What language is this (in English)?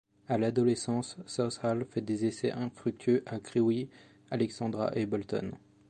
French